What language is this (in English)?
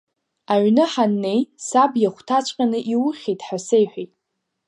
Abkhazian